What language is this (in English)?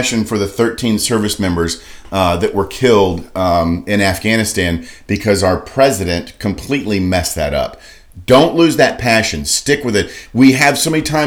English